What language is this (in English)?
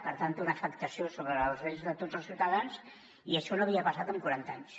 Catalan